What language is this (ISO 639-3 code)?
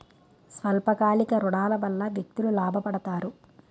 tel